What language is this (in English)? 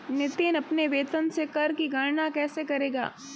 Hindi